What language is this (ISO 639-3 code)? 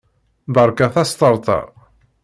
kab